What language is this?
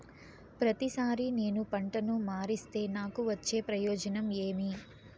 Telugu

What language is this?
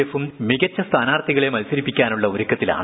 Malayalam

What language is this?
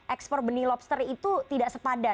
Indonesian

